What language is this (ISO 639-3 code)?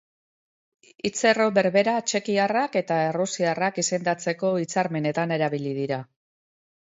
eus